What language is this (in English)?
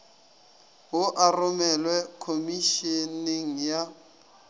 Northern Sotho